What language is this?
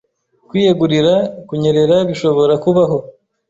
Kinyarwanda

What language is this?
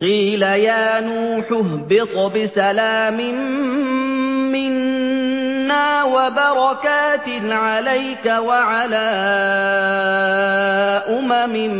Arabic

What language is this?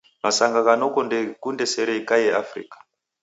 Taita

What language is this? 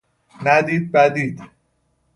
Persian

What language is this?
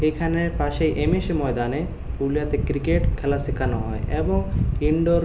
Bangla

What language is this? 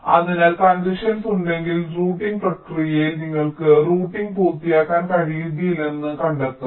Malayalam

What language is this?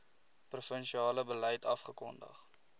Afrikaans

